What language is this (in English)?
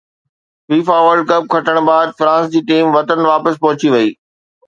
Sindhi